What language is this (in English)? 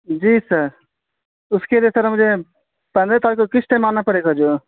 Urdu